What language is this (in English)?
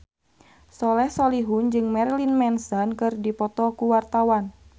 Sundanese